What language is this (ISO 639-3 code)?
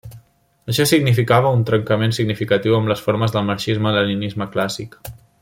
cat